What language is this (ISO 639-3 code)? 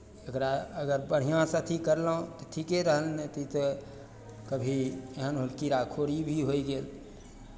mai